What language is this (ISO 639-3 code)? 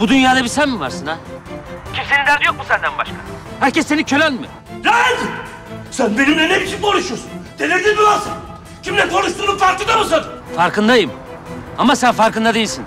tur